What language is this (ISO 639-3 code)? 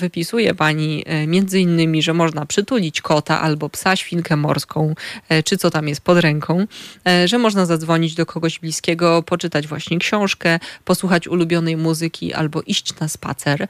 pol